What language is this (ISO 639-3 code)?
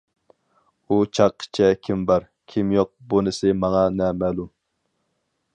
uig